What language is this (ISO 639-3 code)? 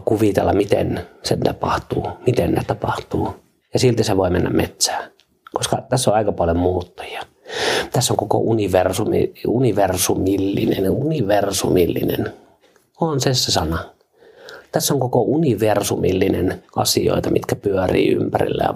fin